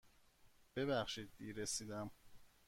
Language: Persian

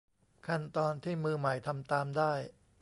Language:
Thai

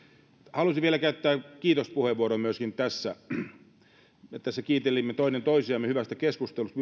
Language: Finnish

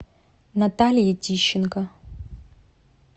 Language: Russian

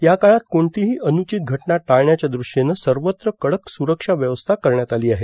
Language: Marathi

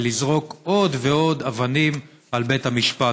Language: Hebrew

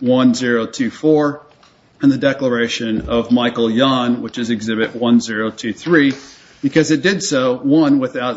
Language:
English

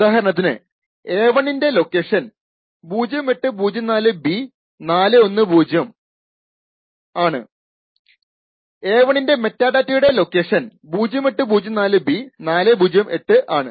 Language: Malayalam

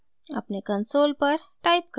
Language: Hindi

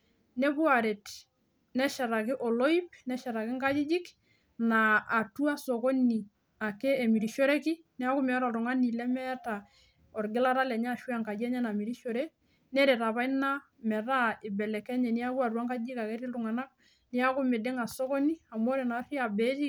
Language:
Masai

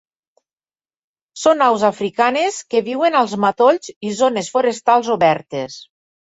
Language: Catalan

